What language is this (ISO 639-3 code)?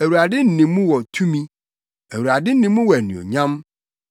aka